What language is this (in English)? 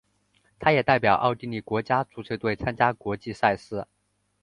Chinese